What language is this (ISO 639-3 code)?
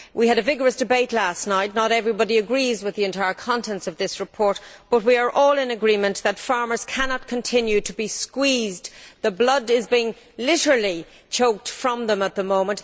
eng